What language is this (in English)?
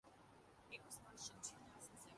Urdu